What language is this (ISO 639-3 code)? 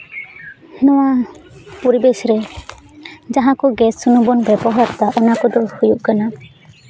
sat